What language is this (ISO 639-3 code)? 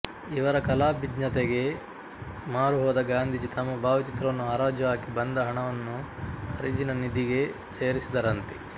kan